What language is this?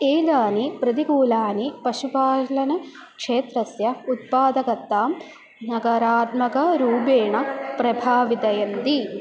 Sanskrit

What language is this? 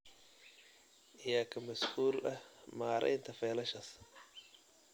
Somali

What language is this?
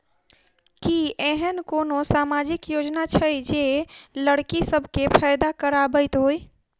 Maithili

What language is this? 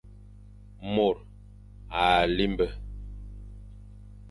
Fang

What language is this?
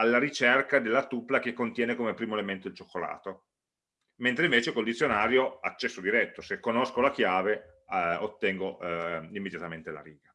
Italian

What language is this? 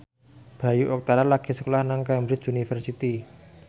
Javanese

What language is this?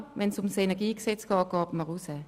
Swiss German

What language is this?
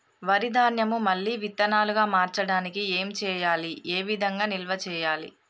Telugu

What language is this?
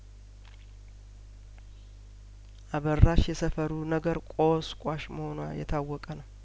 Amharic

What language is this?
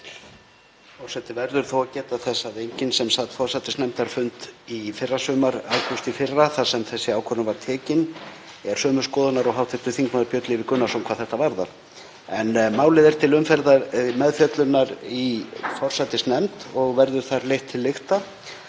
Icelandic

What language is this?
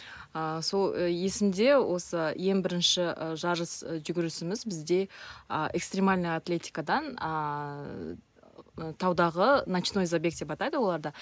Kazakh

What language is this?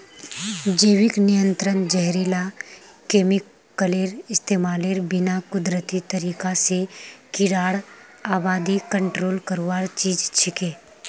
Magahi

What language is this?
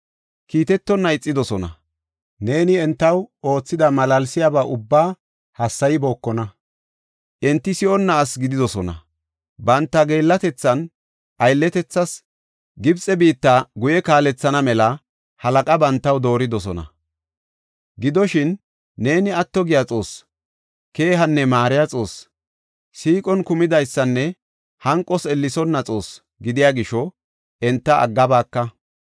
Gofa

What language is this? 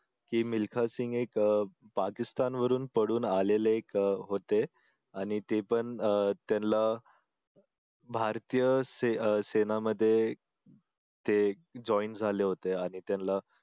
Marathi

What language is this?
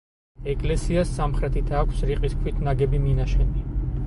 Georgian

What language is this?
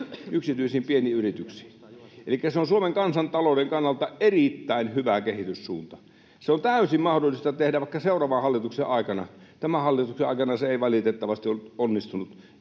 Finnish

